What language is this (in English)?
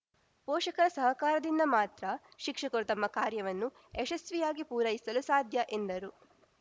Kannada